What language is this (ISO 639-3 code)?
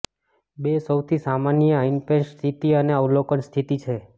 guj